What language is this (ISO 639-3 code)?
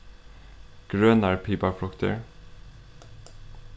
fao